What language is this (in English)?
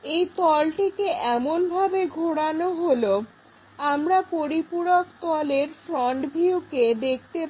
Bangla